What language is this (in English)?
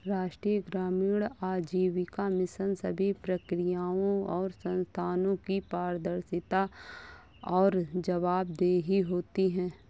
Hindi